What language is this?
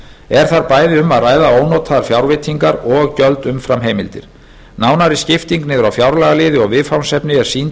Icelandic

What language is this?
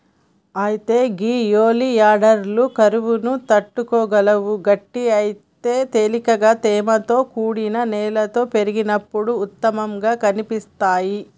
Telugu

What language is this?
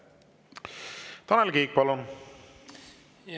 Estonian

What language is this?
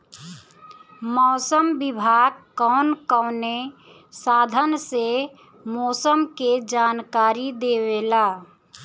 Bhojpuri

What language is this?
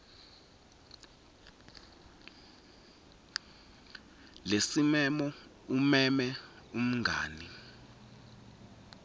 Swati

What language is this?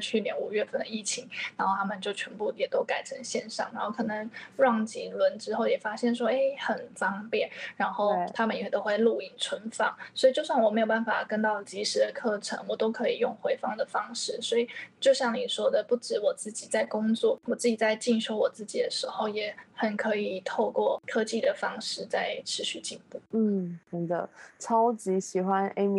Chinese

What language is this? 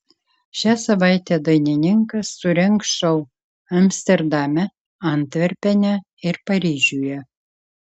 Lithuanian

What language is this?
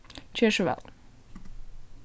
Faroese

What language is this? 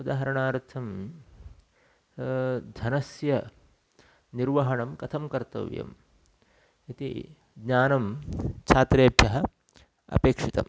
Sanskrit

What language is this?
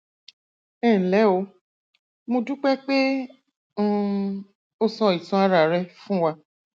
Yoruba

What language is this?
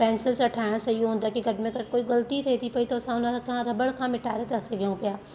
Sindhi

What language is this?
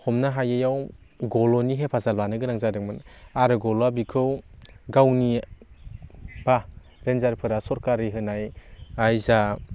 Bodo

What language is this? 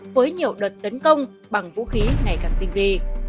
Vietnamese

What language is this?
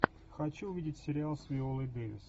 Russian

